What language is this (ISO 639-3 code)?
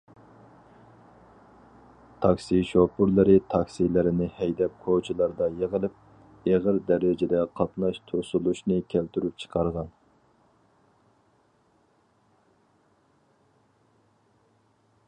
uig